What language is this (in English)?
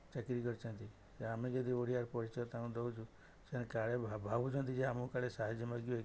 Odia